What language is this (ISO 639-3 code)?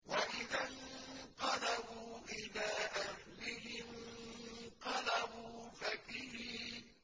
ara